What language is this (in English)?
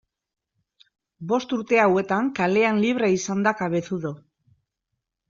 Basque